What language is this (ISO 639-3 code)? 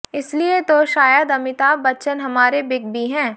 hin